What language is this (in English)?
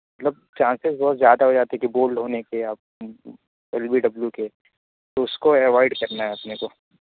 Urdu